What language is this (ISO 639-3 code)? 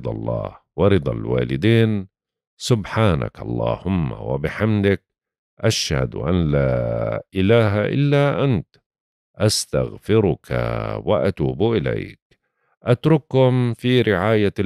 ara